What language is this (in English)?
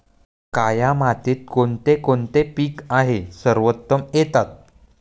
Marathi